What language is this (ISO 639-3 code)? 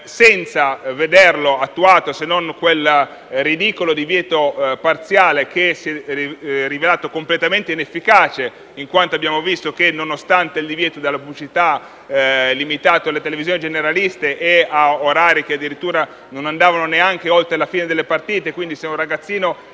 ita